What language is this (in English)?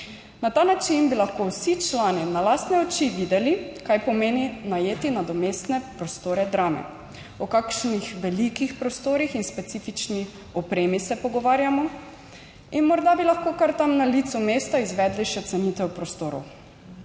Slovenian